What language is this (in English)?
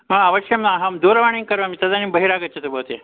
Sanskrit